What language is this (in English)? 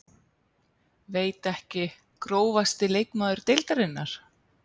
Icelandic